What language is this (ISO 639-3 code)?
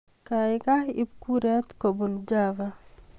kln